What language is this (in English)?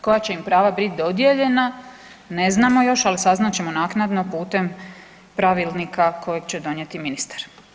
Croatian